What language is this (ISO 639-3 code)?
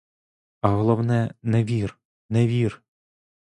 ukr